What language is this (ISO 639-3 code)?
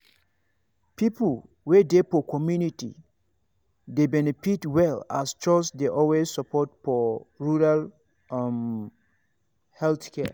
pcm